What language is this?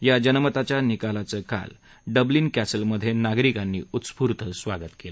Marathi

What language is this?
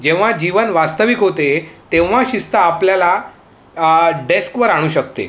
Marathi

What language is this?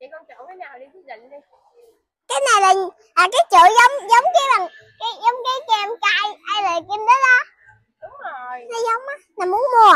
Vietnamese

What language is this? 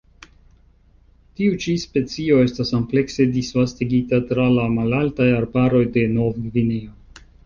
Esperanto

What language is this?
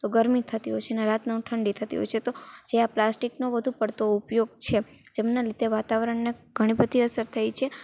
Gujarati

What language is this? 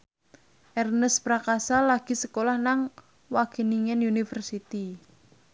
Javanese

